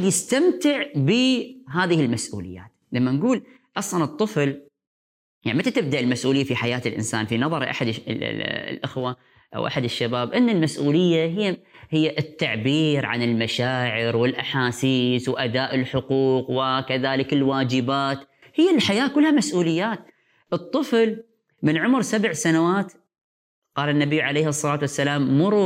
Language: Arabic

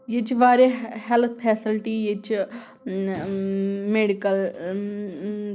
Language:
Kashmiri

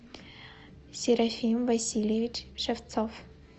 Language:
Russian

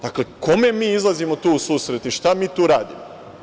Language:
Serbian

